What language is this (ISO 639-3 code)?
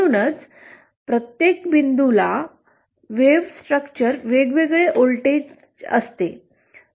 mar